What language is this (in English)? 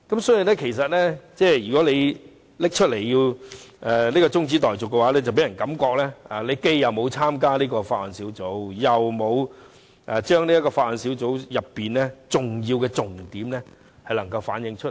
Cantonese